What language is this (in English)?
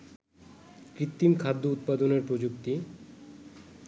Bangla